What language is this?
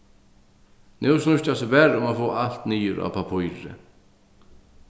Faroese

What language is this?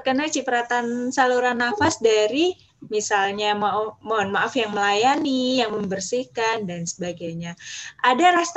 Indonesian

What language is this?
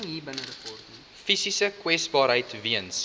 Afrikaans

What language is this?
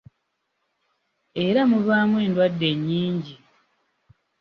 Ganda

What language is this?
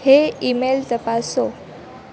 Gujarati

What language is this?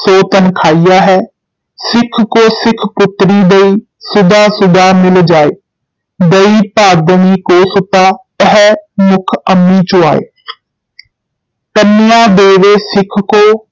Punjabi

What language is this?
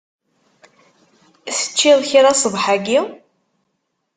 Kabyle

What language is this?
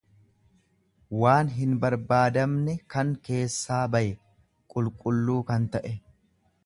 Oromo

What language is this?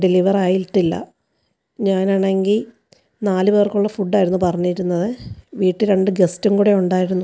Malayalam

